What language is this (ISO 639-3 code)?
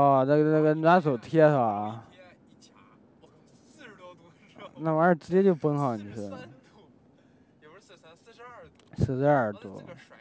zho